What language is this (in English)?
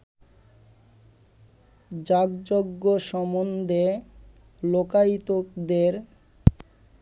Bangla